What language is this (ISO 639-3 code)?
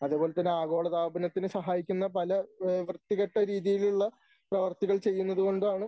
mal